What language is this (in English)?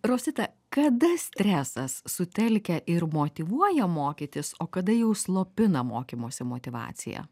Lithuanian